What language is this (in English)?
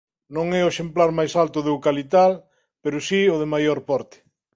Galician